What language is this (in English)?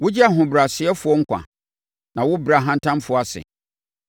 Akan